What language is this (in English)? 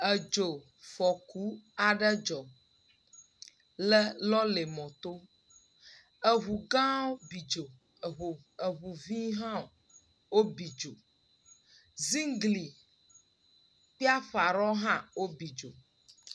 Ewe